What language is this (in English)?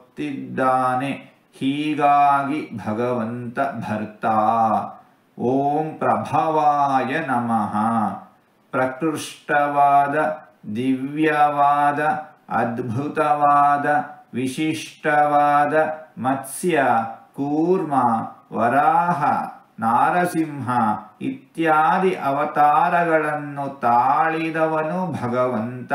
Kannada